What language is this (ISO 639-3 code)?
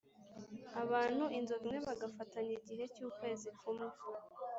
kin